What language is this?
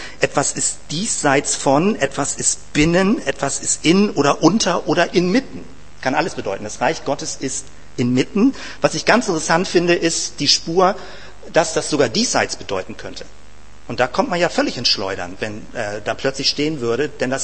German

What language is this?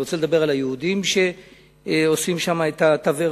Hebrew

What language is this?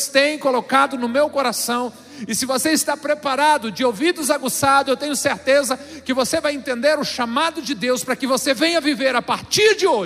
Portuguese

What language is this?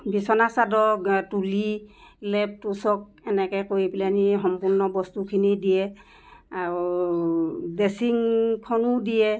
Assamese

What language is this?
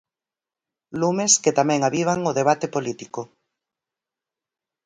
Galician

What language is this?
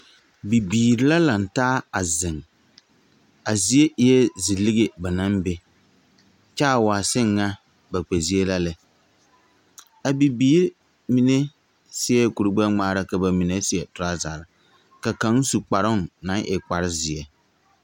Southern Dagaare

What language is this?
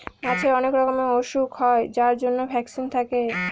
Bangla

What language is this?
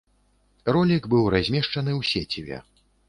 Belarusian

